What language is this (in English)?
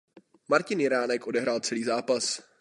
Czech